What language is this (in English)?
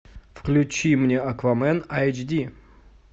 Russian